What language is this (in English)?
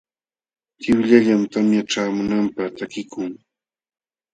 Jauja Wanca Quechua